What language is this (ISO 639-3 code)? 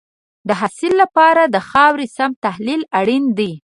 pus